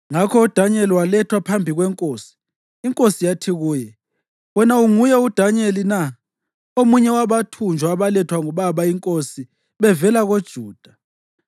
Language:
North Ndebele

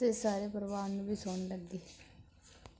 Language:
Punjabi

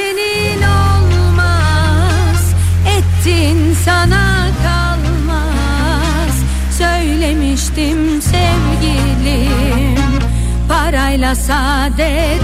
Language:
Turkish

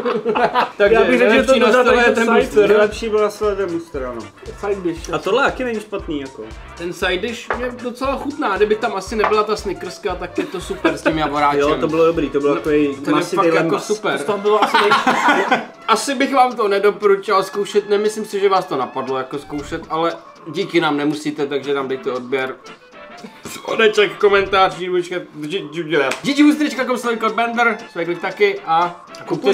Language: Czech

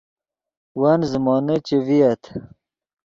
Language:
Yidgha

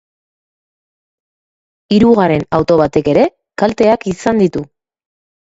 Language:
Basque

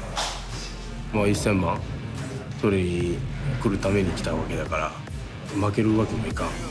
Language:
Japanese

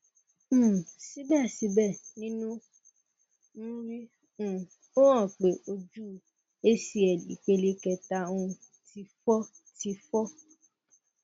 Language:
Yoruba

